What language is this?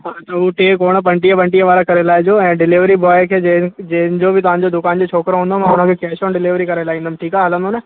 Sindhi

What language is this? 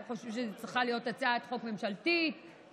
Hebrew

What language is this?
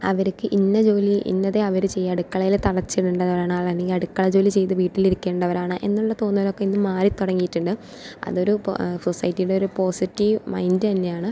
Malayalam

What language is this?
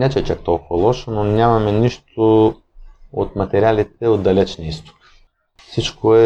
Bulgarian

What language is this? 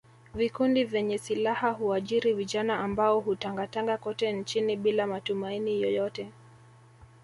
Swahili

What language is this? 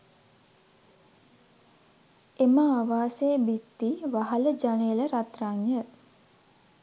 Sinhala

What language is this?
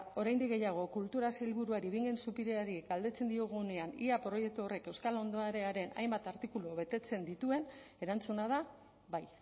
Basque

